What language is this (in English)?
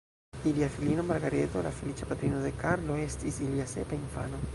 Esperanto